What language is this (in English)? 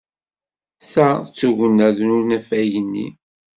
Kabyle